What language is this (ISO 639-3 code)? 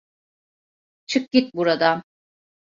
tur